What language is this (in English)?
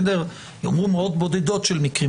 Hebrew